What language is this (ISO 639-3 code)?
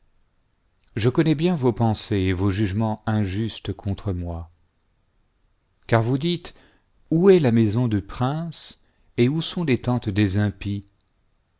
fra